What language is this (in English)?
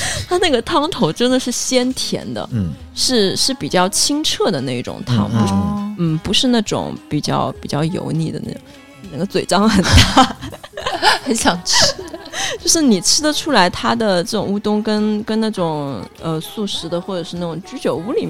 Chinese